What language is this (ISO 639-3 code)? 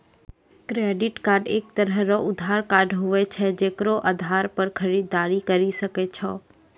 mai